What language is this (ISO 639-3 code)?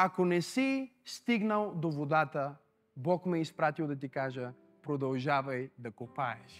bul